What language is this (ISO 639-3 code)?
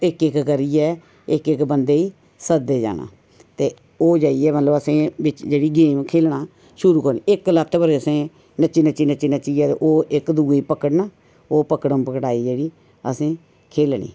doi